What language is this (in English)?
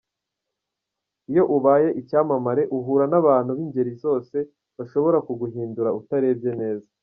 Kinyarwanda